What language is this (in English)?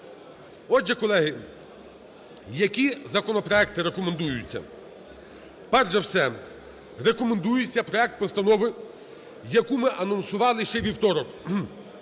Ukrainian